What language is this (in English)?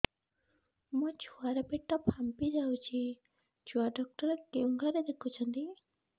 Odia